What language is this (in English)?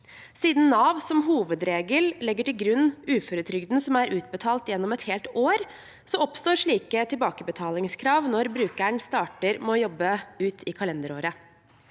Norwegian